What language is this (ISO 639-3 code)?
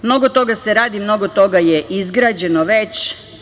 srp